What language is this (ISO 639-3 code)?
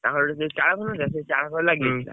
ori